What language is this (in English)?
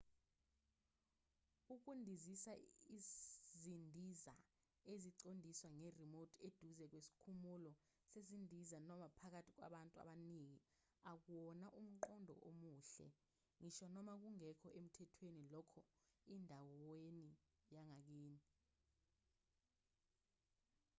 Zulu